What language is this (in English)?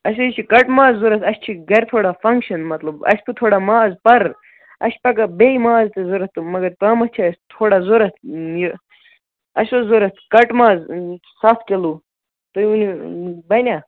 Kashmiri